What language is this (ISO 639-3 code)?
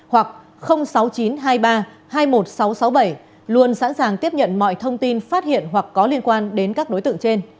vie